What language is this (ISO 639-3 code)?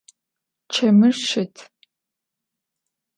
ady